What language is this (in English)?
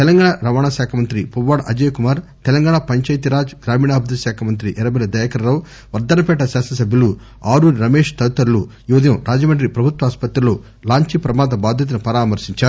Telugu